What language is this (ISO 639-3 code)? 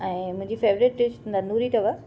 snd